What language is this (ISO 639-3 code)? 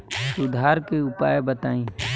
bho